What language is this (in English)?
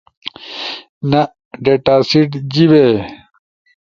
Ushojo